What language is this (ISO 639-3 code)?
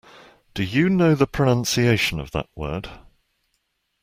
eng